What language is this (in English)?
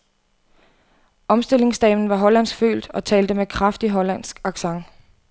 Danish